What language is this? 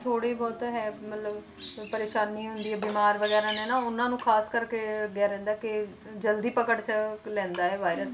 Punjabi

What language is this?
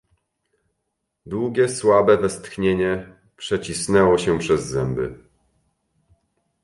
Polish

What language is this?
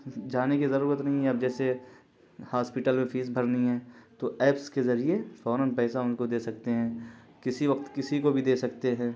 Urdu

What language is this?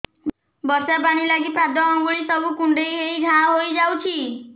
Odia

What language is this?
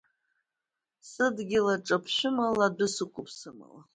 Abkhazian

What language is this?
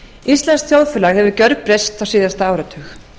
Icelandic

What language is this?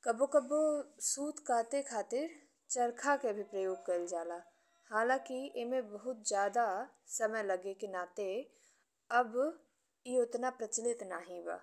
Bhojpuri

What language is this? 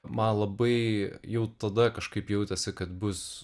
Lithuanian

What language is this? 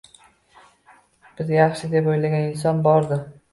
Uzbek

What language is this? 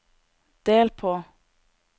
Norwegian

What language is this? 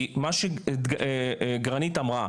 Hebrew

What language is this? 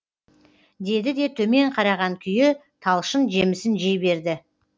Kazakh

